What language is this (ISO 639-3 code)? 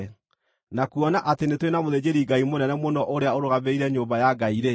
kik